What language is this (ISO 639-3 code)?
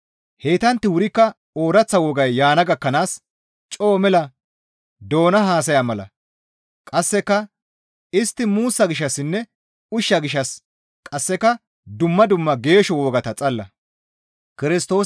gmv